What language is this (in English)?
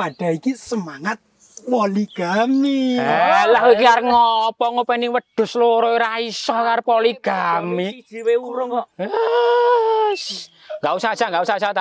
Indonesian